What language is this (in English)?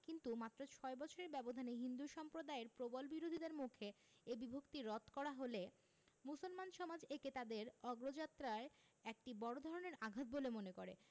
Bangla